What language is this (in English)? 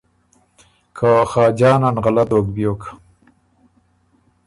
Ormuri